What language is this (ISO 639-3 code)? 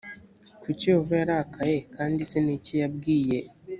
kin